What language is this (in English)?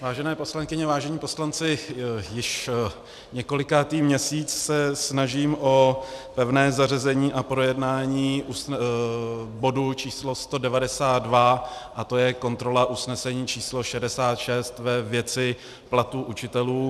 Czech